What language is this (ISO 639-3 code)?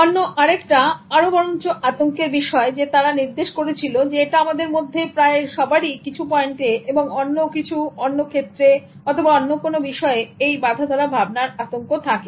ben